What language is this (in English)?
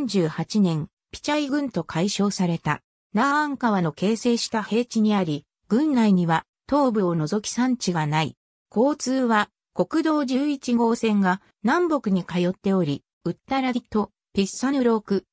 Japanese